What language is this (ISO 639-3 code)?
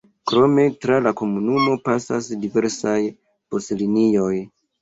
epo